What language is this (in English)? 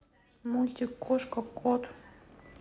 Russian